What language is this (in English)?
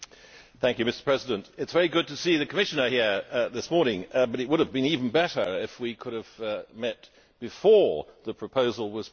English